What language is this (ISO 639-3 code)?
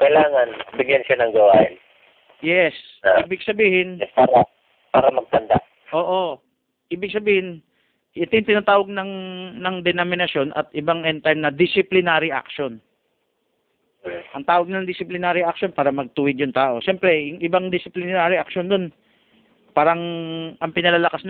fil